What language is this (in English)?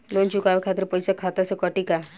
Bhojpuri